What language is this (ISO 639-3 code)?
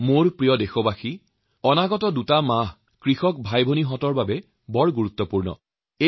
asm